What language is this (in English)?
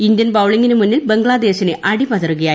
Malayalam